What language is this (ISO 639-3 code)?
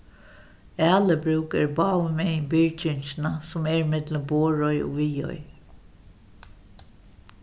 fao